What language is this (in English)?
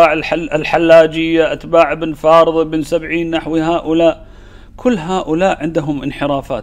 Arabic